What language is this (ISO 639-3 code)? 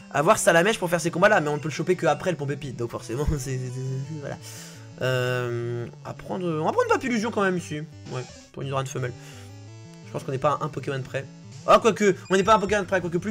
fra